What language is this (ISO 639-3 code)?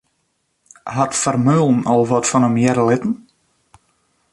fry